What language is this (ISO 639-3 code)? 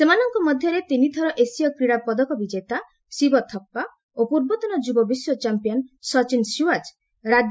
ori